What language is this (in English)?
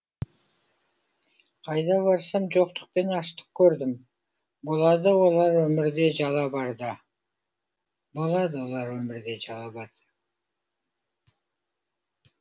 Kazakh